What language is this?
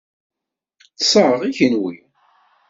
Kabyle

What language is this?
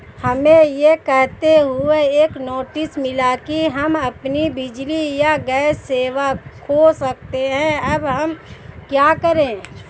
Hindi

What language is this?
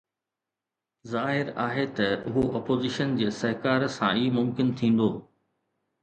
Sindhi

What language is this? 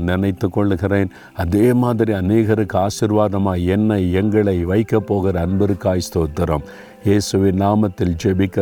Tamil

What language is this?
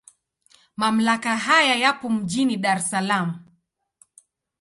Swahili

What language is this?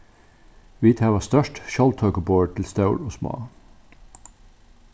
Faroese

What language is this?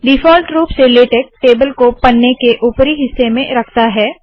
Hindi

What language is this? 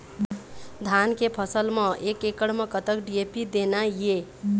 Chhattisgarhi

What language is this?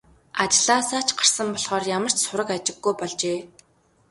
Mongolian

